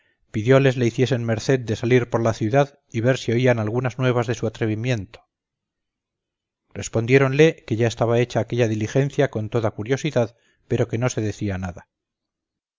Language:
Spanish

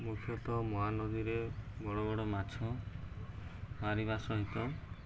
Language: Odia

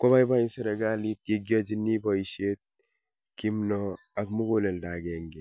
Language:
Kalenjin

